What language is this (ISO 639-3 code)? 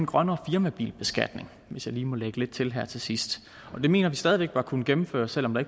dan